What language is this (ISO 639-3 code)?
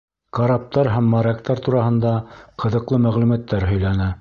bak